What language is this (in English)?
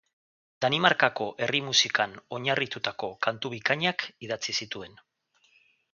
Basque